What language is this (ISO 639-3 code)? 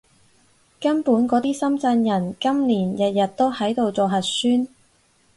yue